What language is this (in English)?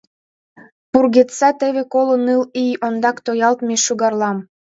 Mari